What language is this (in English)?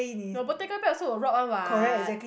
English